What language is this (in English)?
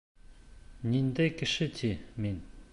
Bashkir